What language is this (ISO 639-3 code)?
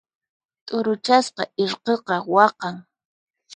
qxp